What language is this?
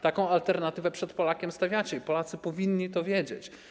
Polish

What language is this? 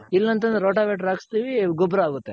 Kannada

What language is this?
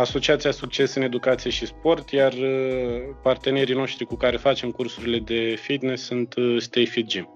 Romanian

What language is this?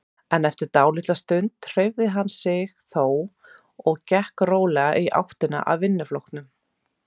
Icelandic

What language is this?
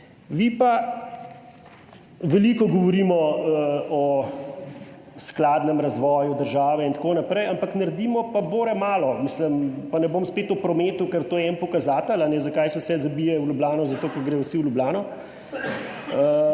Slovenian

